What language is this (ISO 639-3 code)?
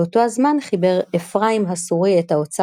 heb